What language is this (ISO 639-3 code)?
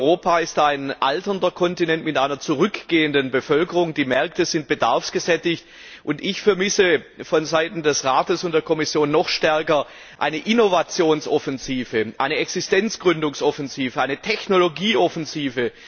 deu